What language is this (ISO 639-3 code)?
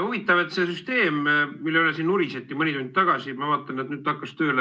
est